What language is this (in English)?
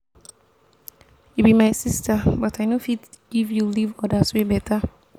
Nigerian Pidgin